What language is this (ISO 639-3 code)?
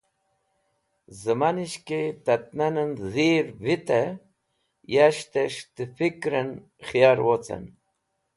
wbl